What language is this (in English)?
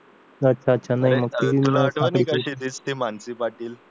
Marathi